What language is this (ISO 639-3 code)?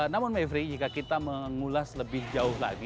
ind